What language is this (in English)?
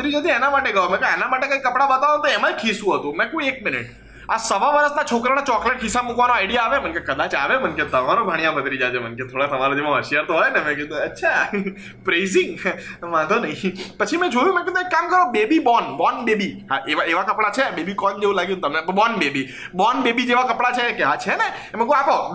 Gujarati